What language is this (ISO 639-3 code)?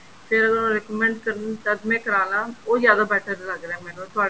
pan